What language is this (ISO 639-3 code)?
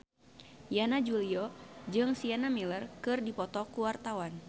sun